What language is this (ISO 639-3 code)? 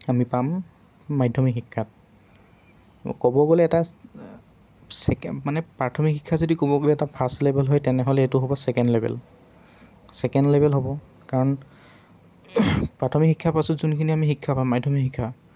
asm